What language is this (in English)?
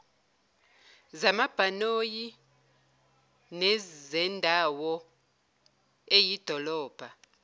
Zulu